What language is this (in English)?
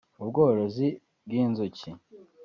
Kinyarwanda